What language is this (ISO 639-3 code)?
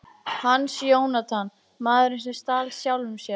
isl